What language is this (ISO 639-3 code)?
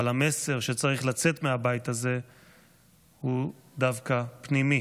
heb